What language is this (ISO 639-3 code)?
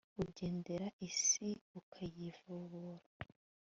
kin